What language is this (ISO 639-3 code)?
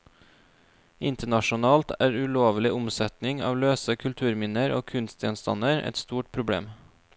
nor